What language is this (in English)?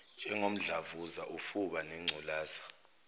Zulu